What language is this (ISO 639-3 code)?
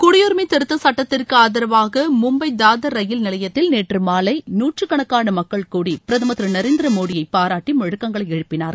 tam